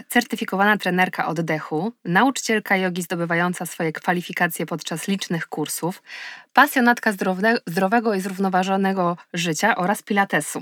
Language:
Polish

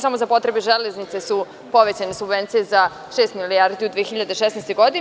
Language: Serbian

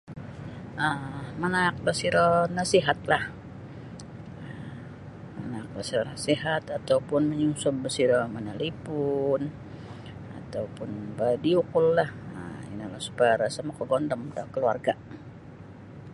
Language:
Sabah Bisaya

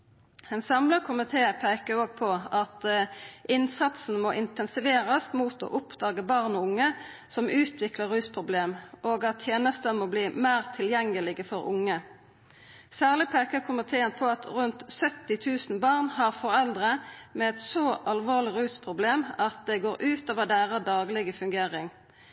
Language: Norwegian Nynorsk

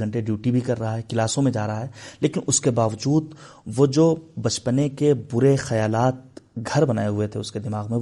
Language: Urdu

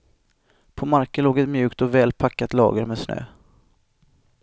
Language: Swedish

